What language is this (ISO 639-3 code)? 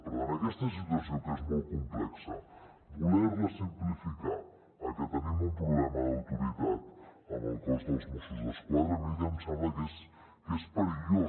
cat